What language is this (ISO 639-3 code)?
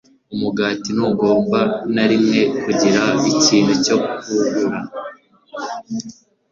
kin